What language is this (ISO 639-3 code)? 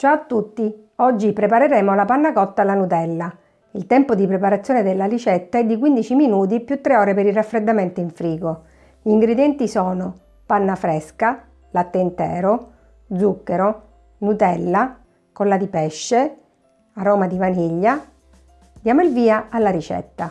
ita